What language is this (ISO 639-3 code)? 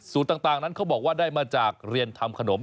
tha